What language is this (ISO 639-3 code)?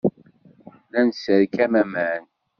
kab